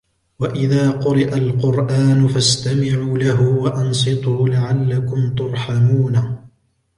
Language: Arabic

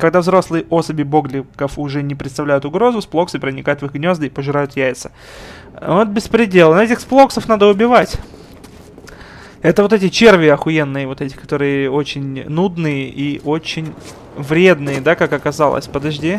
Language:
Russian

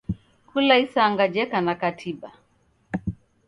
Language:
Taita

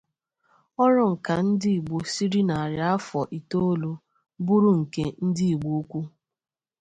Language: Igbo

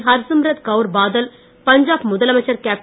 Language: Tamil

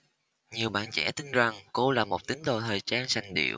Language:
Vietnamese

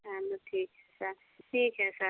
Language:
Hindi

